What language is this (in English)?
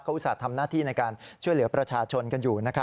Thai